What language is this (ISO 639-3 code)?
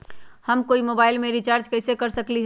mag